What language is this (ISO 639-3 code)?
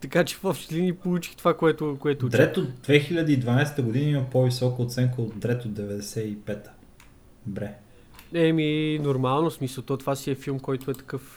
bul